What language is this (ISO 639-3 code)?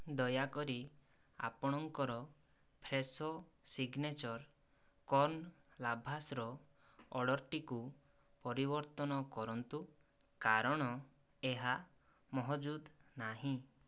ori